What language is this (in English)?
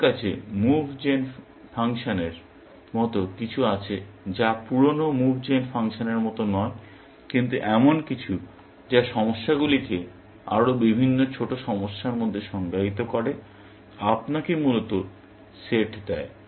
Bangla